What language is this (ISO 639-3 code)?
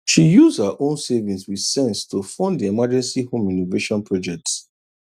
pcm